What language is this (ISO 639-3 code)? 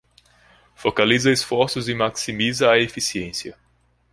por